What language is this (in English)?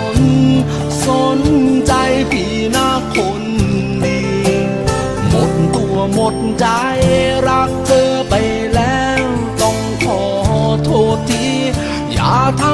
Thai